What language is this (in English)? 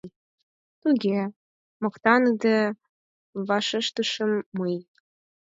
Mari